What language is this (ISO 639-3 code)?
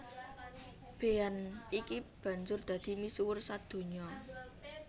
jav